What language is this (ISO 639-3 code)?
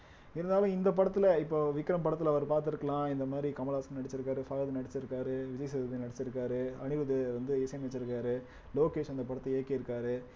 tam